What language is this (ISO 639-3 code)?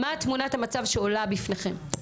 heb